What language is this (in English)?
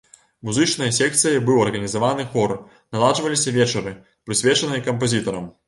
Belarusian